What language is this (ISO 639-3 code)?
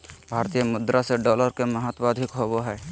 mag